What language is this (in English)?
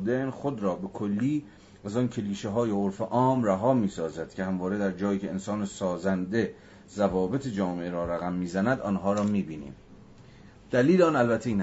Persian